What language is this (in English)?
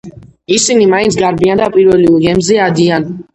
Georgian